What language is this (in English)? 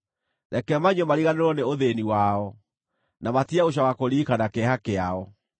Kikuyu